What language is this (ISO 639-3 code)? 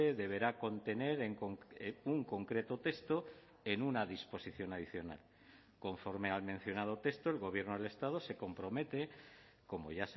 spa